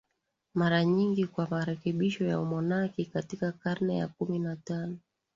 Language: Swahili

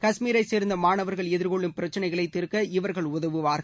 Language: Tamil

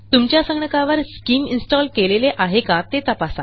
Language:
Marathi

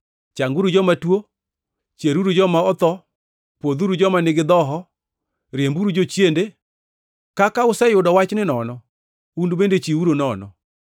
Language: Luo (Kenya and Tanzania)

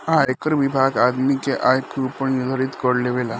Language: Bhojpuri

